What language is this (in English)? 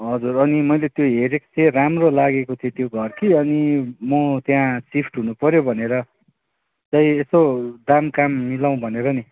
Nepali